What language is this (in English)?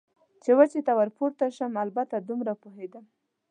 Pashto